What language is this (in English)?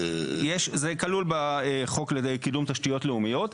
Hebrew